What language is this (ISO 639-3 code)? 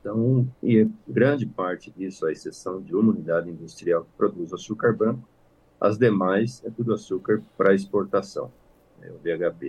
por